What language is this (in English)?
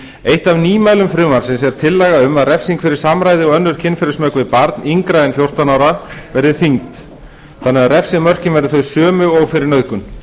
Icelandic